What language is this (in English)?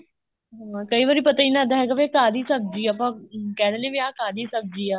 Punjabi